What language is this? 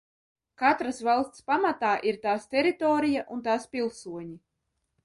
Latvian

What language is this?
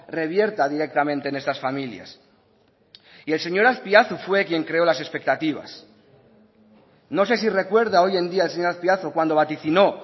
Spanish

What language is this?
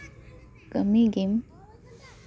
Santali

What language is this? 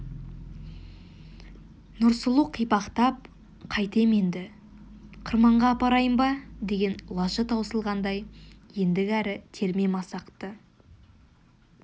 Kazakh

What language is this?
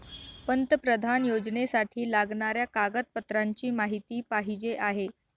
Marathi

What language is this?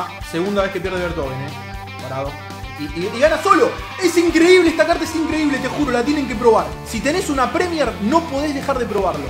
Spanish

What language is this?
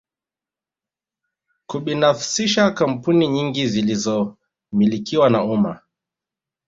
Swahili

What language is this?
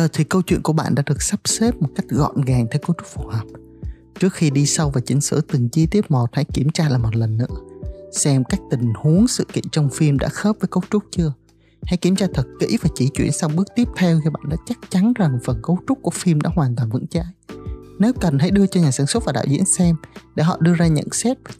Vietnamese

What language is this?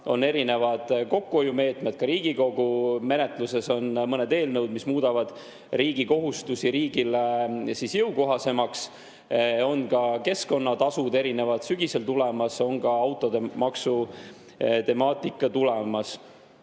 Estonian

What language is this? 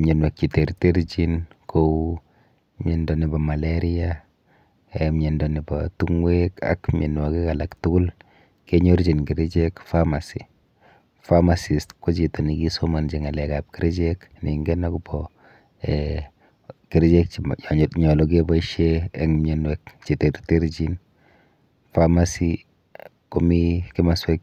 Kalenjin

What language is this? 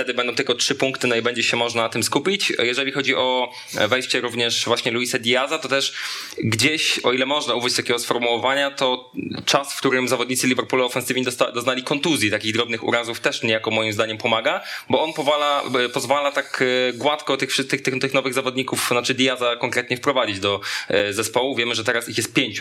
Polish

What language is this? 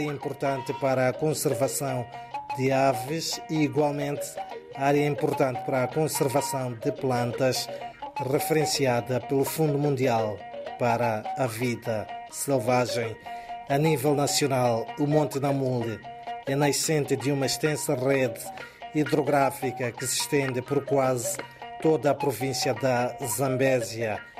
Portuguese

